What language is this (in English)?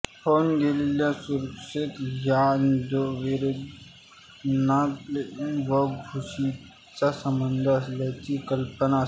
Marathi